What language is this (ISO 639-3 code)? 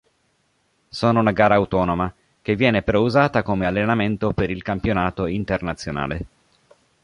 ita